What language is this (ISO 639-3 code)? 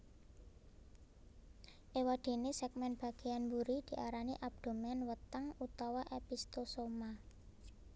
jav